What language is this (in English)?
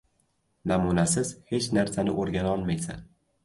Uzbek